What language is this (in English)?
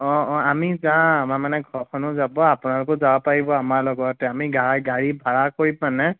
Assamese